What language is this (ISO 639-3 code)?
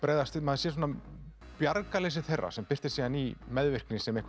isl